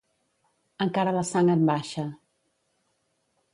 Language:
Catalan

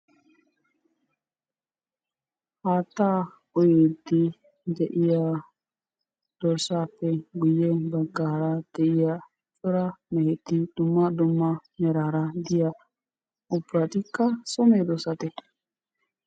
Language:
Wolaytta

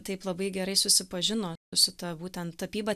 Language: Lithuanian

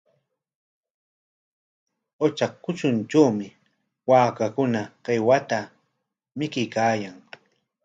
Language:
Corongo Ancash Quechua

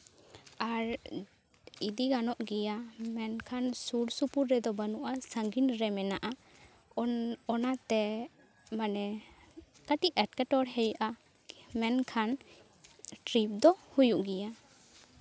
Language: Santali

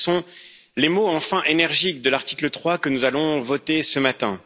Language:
French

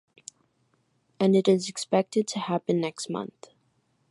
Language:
English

